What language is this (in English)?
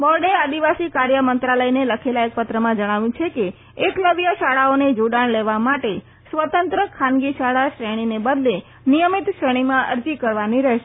Gujarati